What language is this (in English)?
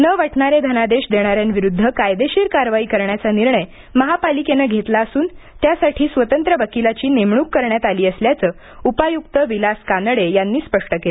Marathi